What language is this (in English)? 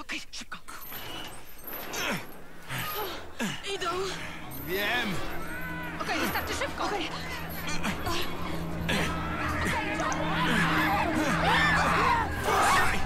Polish